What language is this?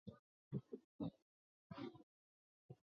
Chinese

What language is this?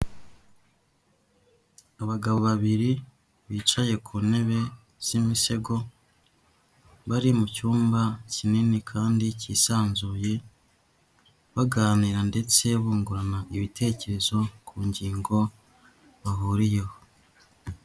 Kinyarwanda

